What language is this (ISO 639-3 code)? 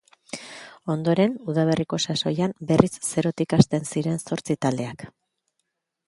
eus